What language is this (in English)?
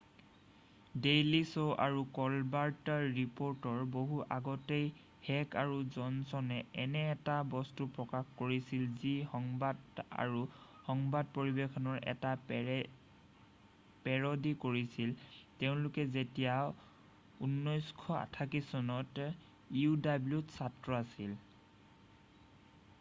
Assamese